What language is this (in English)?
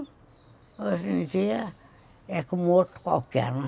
Portuguese